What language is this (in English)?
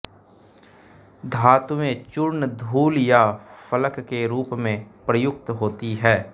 Hindi